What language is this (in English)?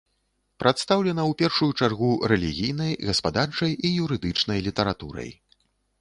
Belarusian